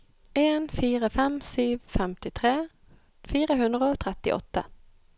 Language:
Norwegian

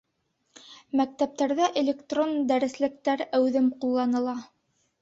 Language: Bashkir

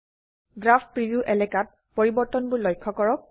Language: Assamese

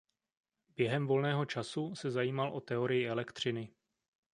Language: Czech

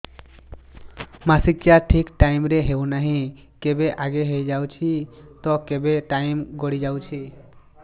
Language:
Odia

